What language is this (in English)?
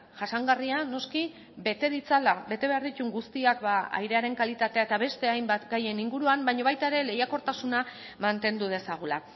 Basque